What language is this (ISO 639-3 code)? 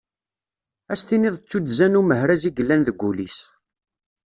kab